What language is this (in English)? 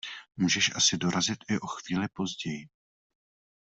Czech